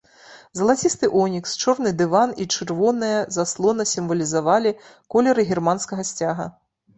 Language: Belarusian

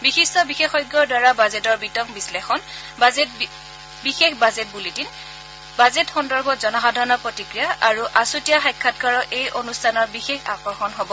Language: Assamese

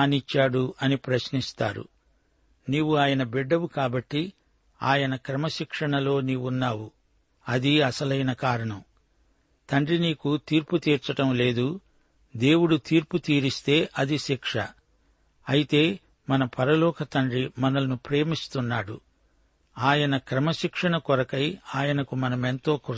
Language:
Telugu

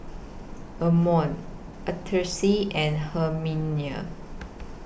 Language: English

